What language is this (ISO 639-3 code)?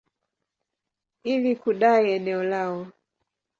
swa